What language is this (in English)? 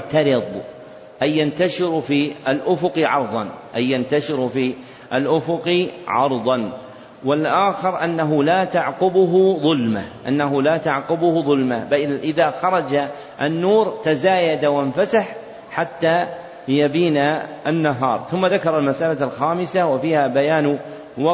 Arabic